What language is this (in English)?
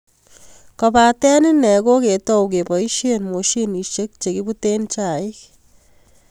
Kalenjin